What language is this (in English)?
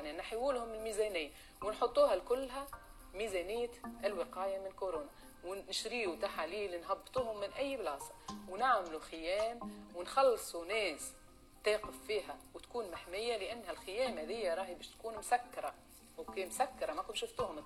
Arabic